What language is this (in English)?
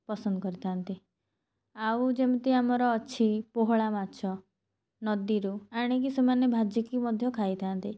Odia